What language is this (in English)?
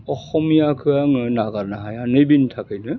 Bodo